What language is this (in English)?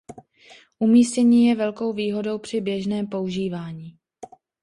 Czech